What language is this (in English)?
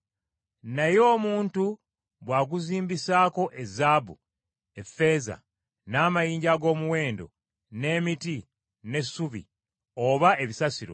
Ganda